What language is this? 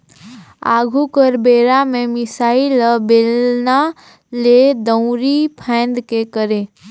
Chhattisgarhi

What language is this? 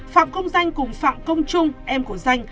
Vietnamese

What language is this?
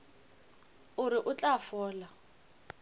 Northern Sotho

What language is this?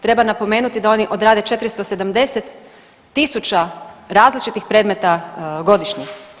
Croatian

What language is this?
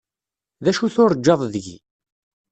Kabyle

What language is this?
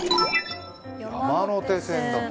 Japanese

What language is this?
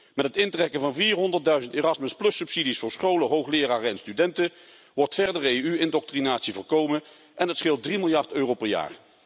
Dutch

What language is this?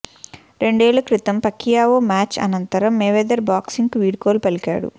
Telugu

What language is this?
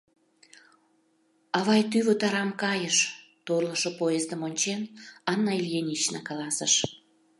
Mari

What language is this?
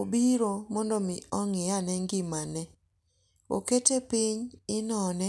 Luo (Kenya and Tanzania)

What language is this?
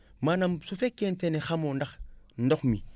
Wolof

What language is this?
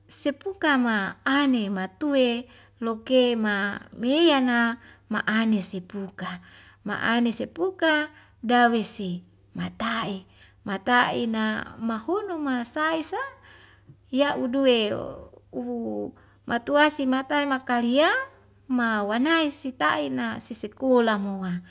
Wemale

